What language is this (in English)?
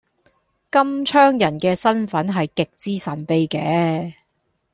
Cantonese